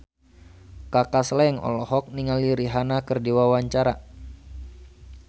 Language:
Sundanese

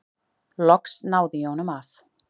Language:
Icelandic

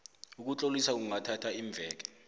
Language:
South Ndebele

